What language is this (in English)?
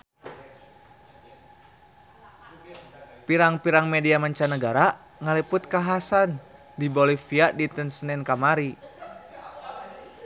Sundanese